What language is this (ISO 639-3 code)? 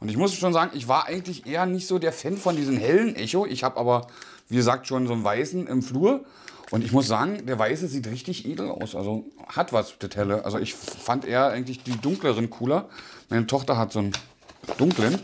deu